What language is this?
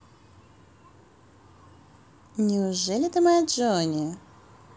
Russian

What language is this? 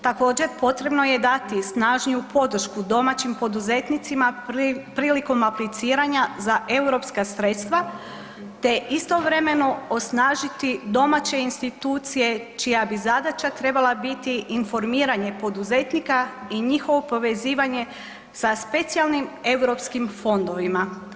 Croatian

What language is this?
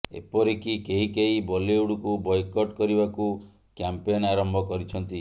Odia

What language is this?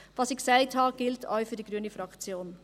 Swiss German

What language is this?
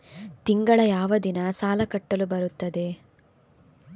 Kannada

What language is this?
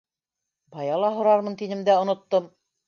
Bashkir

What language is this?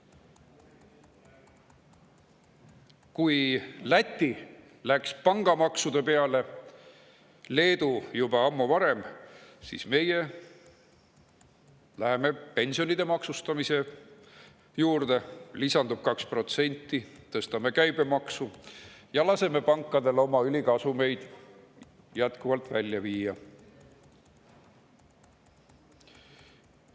Estonian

